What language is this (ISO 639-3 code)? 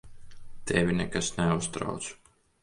lav